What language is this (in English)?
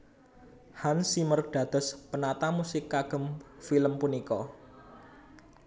Javanese